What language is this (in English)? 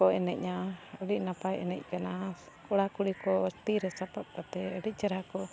Santali